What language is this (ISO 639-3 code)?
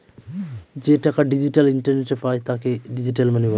ben